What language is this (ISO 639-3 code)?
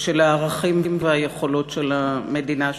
heb